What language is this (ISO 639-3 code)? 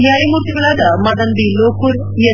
kan